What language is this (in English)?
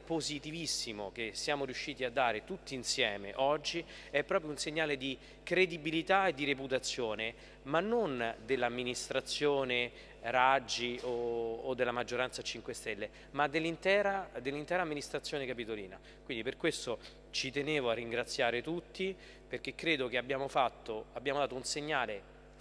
Italian